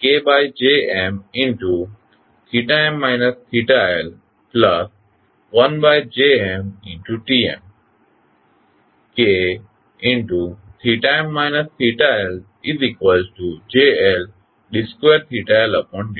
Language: Gujarati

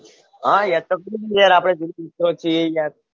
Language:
Gujarati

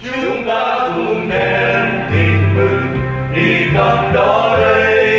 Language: Romanian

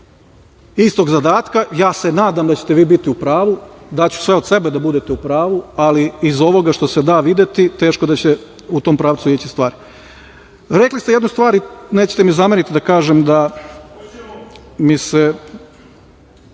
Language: Serbian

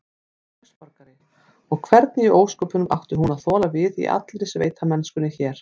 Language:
Icelandic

